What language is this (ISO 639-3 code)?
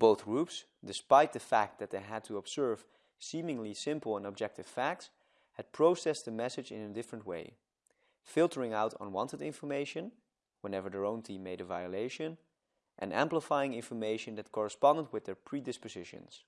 eng